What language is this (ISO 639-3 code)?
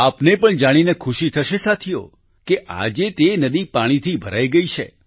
guj